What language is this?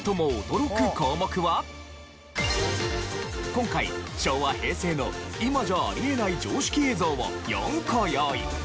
Japanese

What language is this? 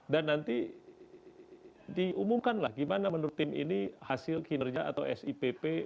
Indonesian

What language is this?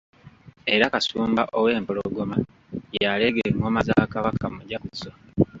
Ganda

